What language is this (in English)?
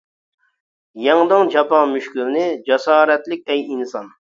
Uyghur